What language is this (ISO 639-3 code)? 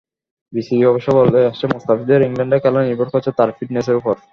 ben